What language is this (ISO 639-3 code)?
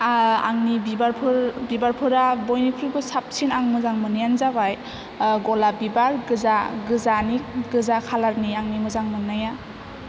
brx